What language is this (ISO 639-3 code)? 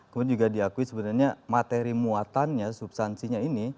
ind